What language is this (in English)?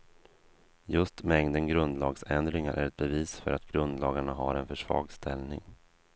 Swedish